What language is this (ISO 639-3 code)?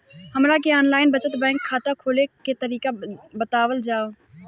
bho